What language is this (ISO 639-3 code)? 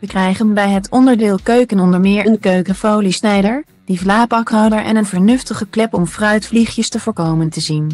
nld